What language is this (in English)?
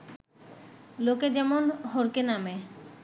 Bangla